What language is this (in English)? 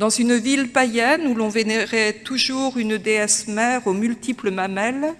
French